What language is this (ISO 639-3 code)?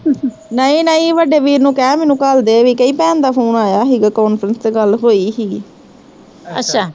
pan